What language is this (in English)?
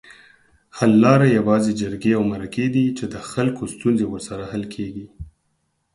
Pashto